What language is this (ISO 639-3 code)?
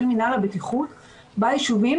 heb